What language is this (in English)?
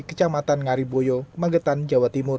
Indonesian